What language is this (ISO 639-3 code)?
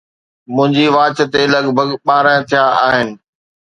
snd